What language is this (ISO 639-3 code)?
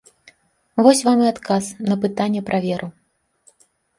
bel